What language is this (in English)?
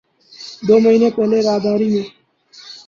Urdu